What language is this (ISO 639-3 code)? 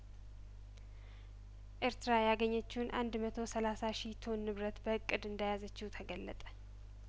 amh